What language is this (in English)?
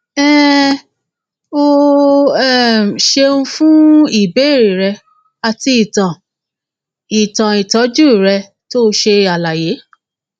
Yoruba